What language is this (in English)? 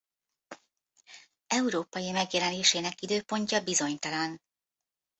Hungarian